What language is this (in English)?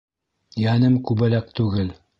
Bashkir